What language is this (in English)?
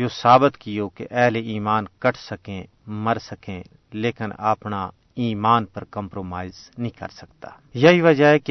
Urdu